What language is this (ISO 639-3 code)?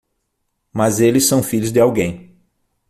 por